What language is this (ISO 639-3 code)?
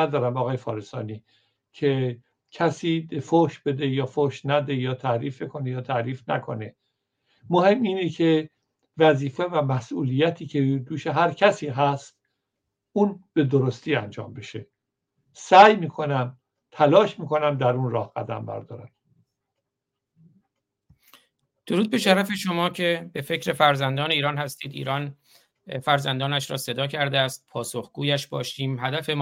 fas